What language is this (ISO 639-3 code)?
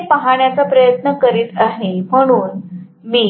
mar